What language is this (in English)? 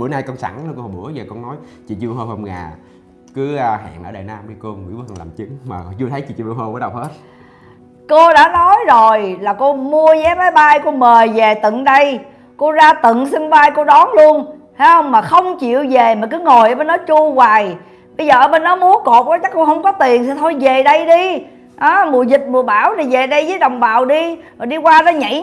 Vietnamese